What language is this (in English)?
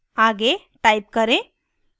Hindi